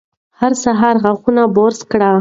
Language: Pashto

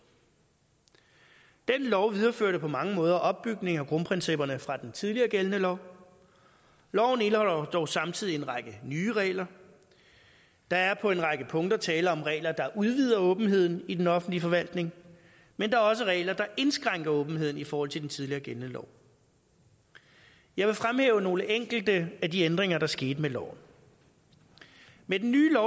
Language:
Danish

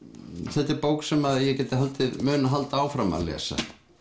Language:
Icelandic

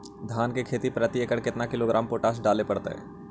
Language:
Magahi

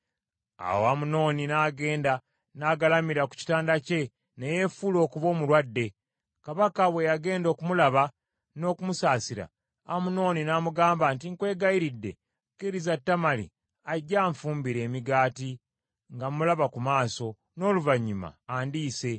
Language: Ganda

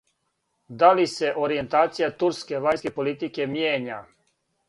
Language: Serbian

